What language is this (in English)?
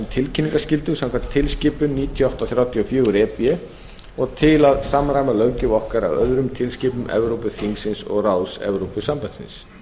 Icelandic